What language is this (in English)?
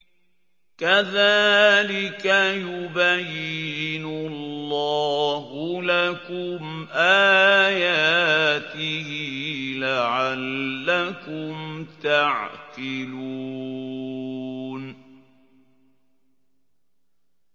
Arabic